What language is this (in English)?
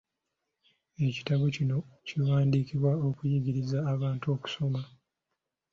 Ganda